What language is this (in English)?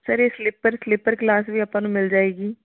Punjabi